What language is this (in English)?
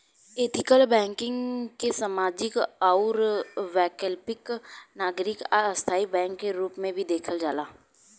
Bhojpuri